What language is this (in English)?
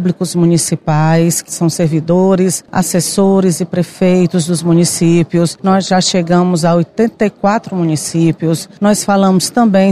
Portuguese